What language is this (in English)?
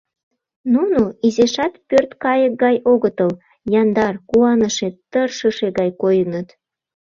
Mari